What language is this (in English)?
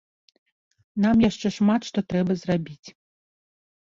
Belarusian